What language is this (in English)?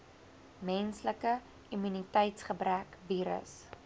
Afrikaans